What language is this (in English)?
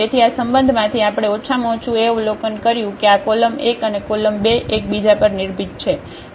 Gujarati